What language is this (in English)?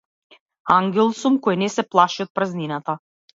Macedonian